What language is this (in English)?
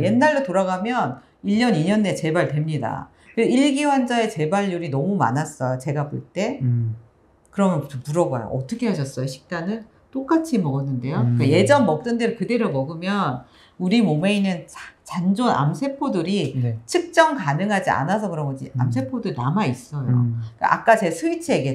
Korean